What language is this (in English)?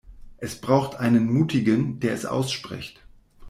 German